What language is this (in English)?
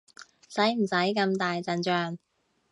Cantonese